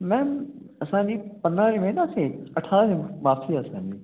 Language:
Sindhi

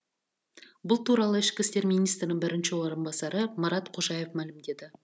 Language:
Kazakh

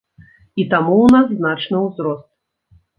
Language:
Belarusian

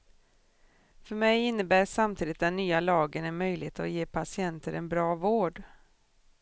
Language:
Swedish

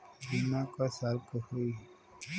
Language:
Bhojpuri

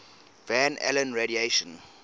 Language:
English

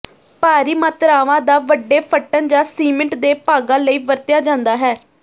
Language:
Punjabi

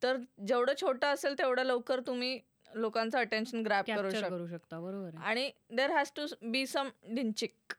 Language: Marathi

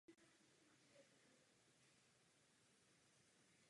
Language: Czech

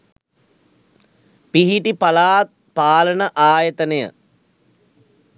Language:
Sinhala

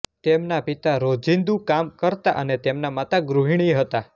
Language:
Gujarati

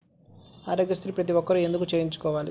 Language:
Telugu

